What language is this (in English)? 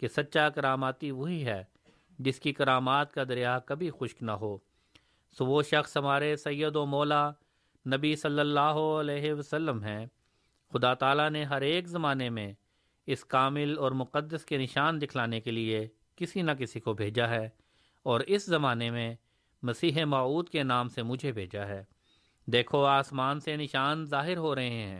Urdu